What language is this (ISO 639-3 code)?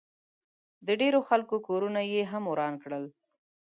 pus